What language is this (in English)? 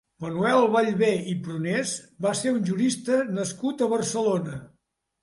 Catalan